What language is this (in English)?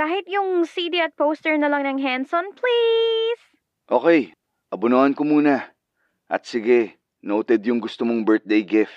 Filipino